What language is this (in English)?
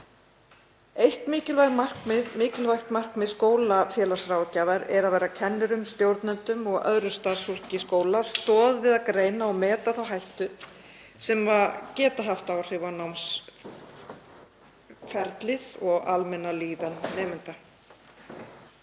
Icelandic